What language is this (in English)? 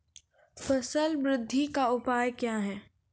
Maithili